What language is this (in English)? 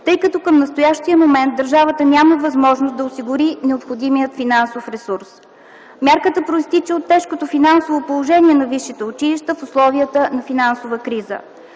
Bulgarian